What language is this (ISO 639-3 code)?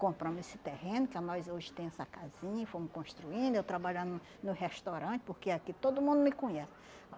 por